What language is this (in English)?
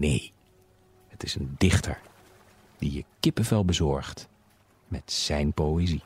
Dutch